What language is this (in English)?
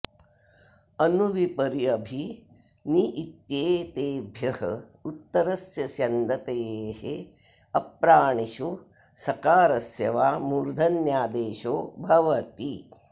Sanskrit